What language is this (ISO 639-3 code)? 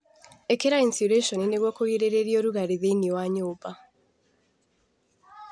kik